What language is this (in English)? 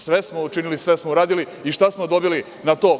Serbian